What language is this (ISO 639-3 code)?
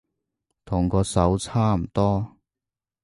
yue